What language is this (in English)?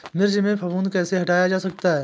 Hindi